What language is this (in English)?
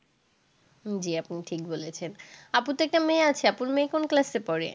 Bangla